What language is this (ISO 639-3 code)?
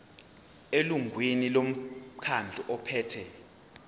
zul